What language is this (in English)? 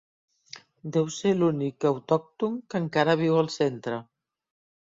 Catalan